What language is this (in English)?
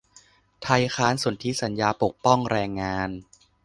Thai